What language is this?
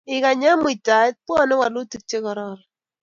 Kalenjin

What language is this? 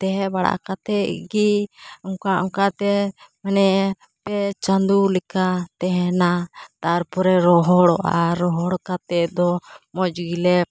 Santali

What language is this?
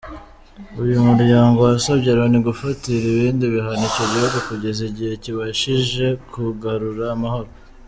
Kinyarwanda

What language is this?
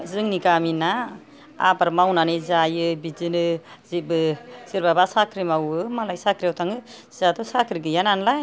Bodo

